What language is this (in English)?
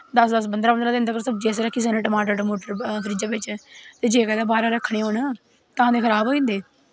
Dogri